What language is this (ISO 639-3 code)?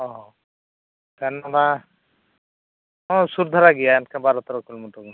sat